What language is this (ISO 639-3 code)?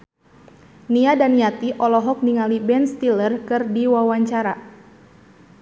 sun